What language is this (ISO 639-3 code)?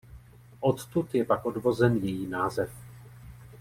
ces